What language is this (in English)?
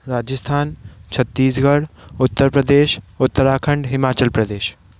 Hindi